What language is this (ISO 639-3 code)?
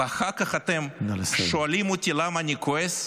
heb